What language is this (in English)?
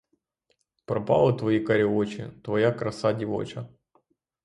Ukrainian